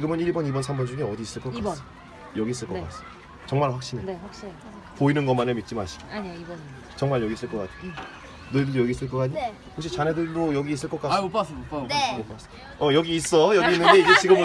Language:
Korean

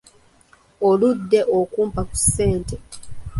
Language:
Ganda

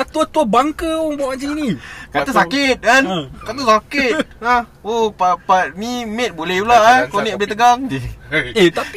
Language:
Malay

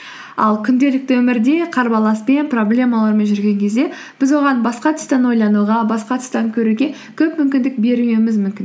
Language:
Kazakh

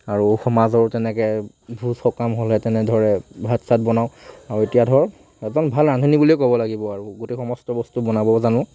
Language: Assamese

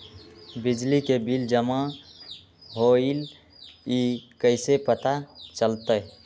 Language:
Magahi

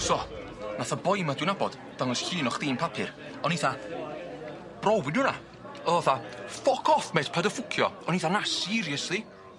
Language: Welsh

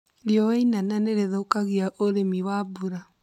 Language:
Kikuyu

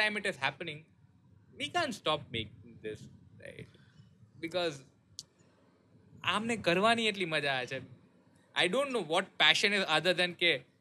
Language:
Gujarati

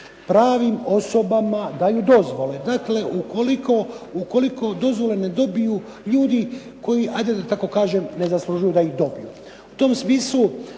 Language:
Croatian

